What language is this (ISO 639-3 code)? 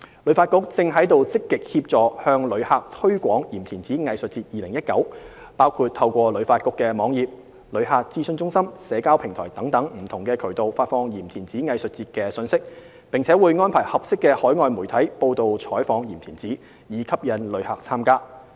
yue